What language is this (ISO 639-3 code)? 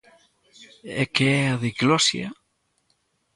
glg